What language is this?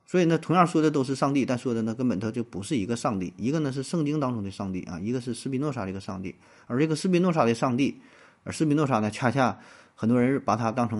Chinese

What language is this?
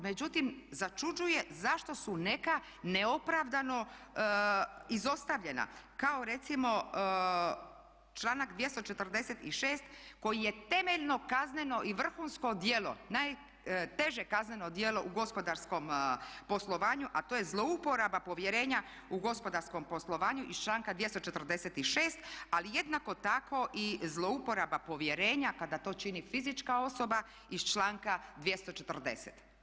Croatian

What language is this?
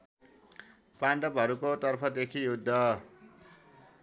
Nepali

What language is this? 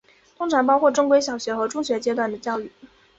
Chinese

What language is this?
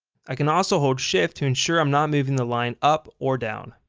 English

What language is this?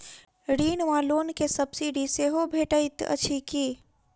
Maithili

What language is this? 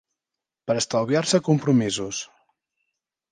Catalan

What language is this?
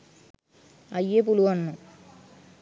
Sinhala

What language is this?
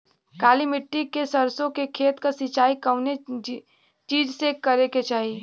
Bhojpuri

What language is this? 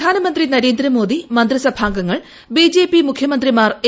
Malayalam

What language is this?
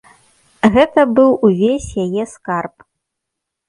Belarusian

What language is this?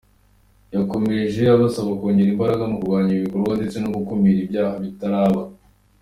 Kinyarwanda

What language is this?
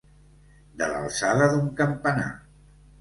Catalan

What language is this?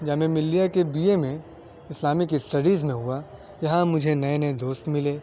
Urdu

